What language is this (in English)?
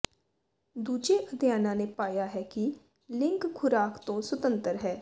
Punjabi